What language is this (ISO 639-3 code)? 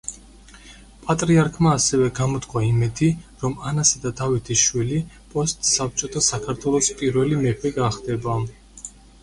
kat